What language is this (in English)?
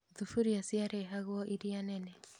Kikuyu